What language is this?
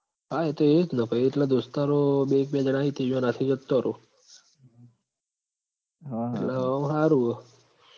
Gujarati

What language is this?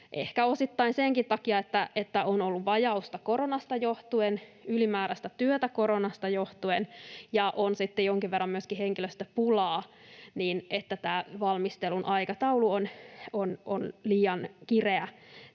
Finnish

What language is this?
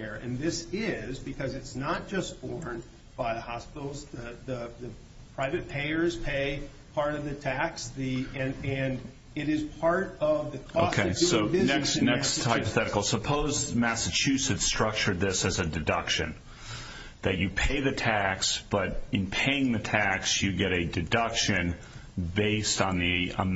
English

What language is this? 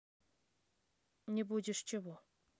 Russian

